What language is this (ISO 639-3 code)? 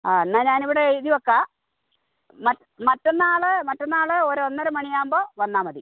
mal